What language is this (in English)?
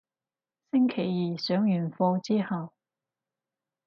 Cantonese